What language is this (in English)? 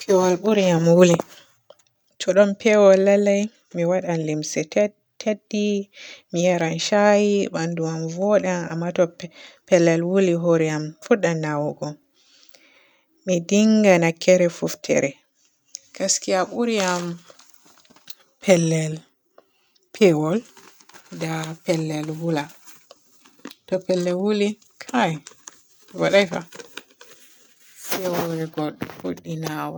Borgu Fulfulde